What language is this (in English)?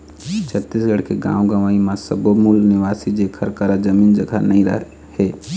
Chhattisgarhi